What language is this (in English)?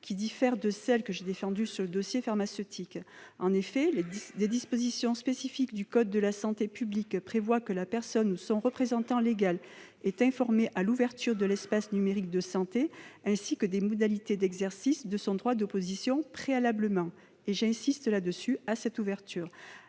French